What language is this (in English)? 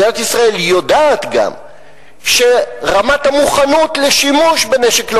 Hebrew